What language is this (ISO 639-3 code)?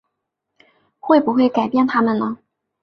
zho